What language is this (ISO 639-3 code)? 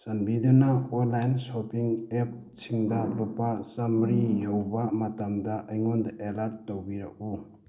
mni